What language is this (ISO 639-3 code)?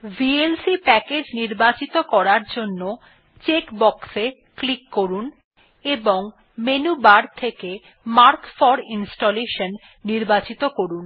ben